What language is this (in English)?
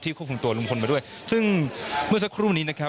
Thai